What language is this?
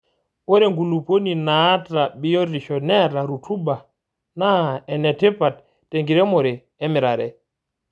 Masai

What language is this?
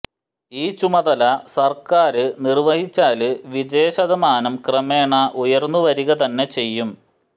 Malayalam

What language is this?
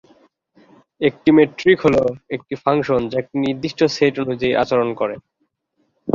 Bangla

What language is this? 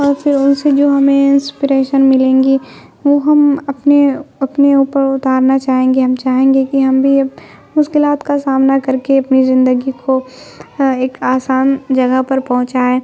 Urdu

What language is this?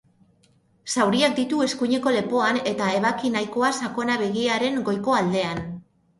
Basque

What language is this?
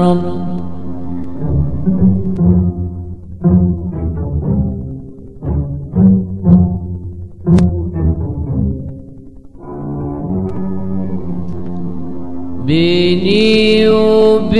Arabic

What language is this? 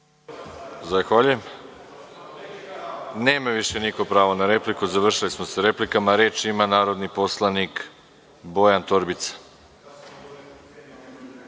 Serbian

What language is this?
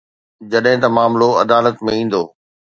Sindhi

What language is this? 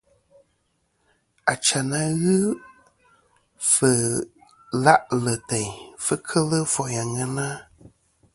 Kom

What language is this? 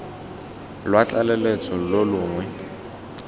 Tswana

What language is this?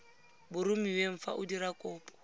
Tswana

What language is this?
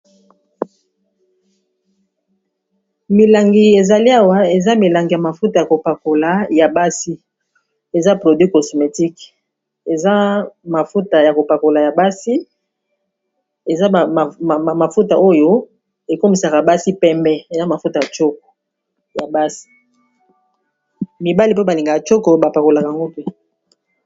Lingala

